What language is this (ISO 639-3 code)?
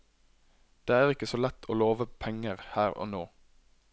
nor